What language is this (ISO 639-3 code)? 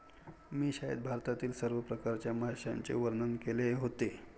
mar